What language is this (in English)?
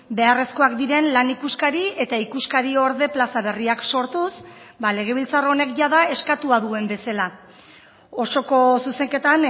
Basque